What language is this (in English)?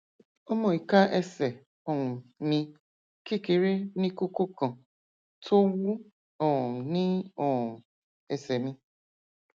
Yoruba